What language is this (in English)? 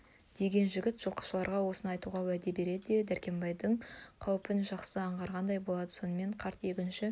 Kazakh